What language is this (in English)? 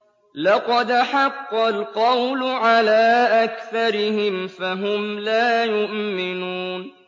Arabic